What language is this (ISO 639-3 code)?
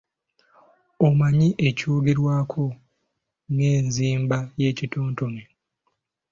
lug